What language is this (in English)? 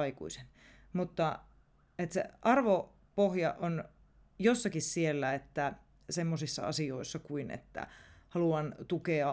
Finnish